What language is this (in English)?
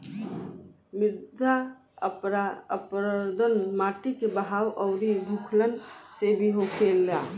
Bhojpuri